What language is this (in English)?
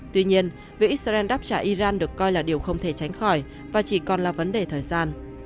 Vietnamese